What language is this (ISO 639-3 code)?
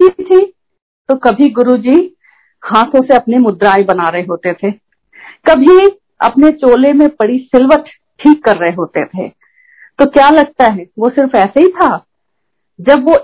hin